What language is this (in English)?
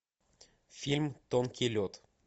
Russian